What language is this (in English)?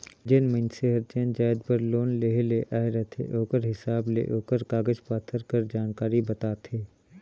Chhattisgarhi